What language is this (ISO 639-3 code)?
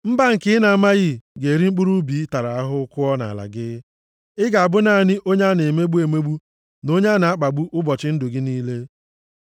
ibo